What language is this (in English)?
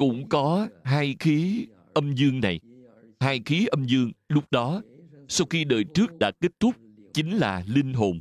Vietnamese